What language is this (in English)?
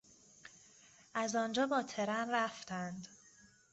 Persian